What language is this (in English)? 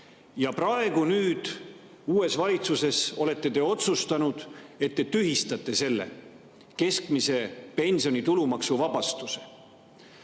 Estonian